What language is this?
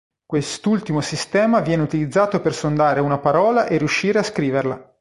Italian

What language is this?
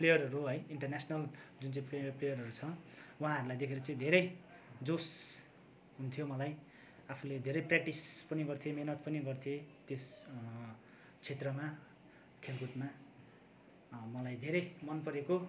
Nepali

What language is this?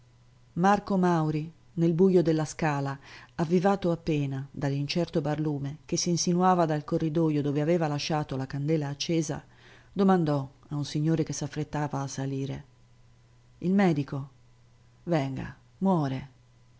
Italian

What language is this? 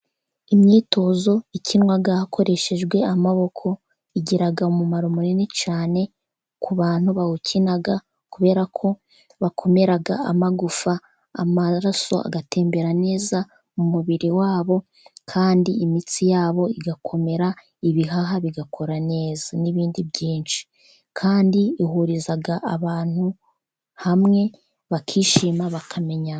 Kinyarwanda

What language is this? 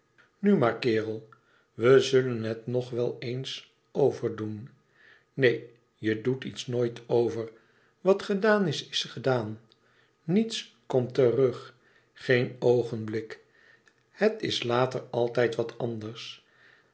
Dutch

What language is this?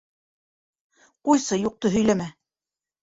Bashkir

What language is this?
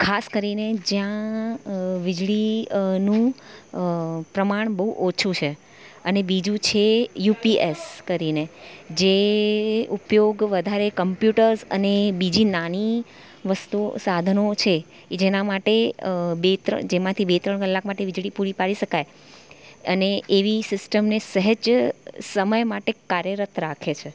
Gujarati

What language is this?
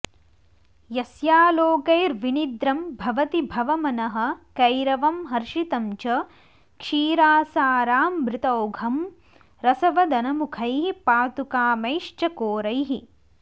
Sanskrit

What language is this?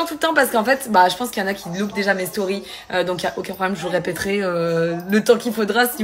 French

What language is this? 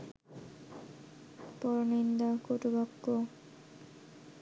Bangla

